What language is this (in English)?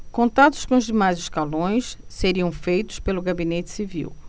Portuguese